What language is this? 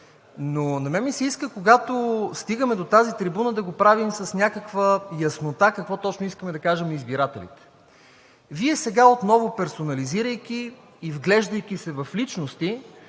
Bulgarian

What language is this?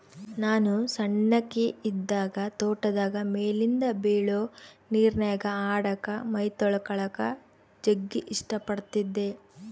Kannada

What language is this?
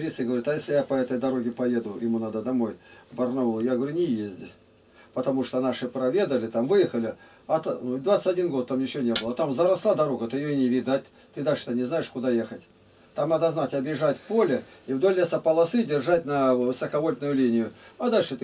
Russian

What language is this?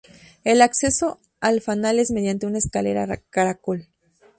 Spanish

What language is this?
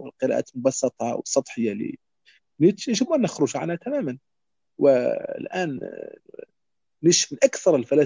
Arabic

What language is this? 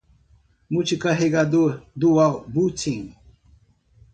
Portuguese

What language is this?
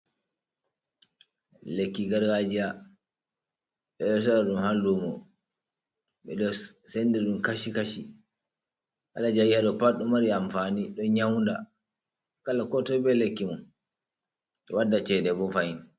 Fula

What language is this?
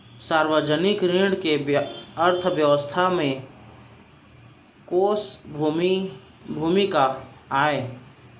Chhattisgarhi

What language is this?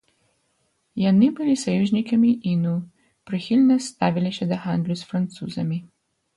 Belarusian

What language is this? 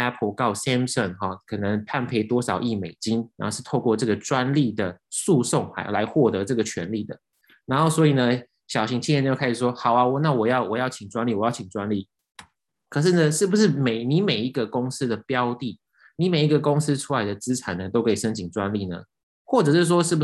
Chinese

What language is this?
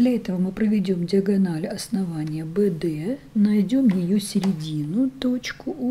Russian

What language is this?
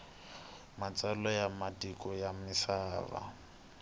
Tsonga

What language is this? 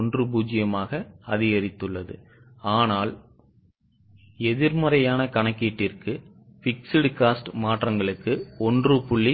Tamil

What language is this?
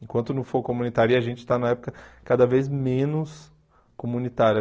Portuguese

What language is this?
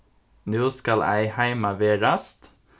Faroese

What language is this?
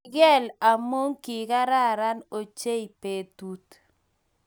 Kalenjin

